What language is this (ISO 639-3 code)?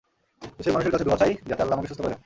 ben